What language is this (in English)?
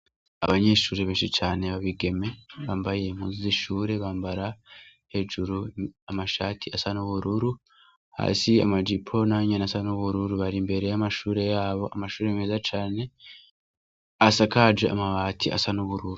Rundi